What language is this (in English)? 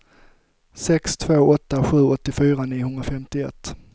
Swedish